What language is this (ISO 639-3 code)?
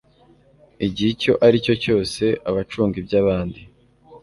kin